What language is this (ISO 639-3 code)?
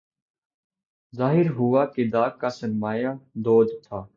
urd